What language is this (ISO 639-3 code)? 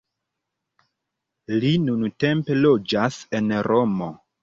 epo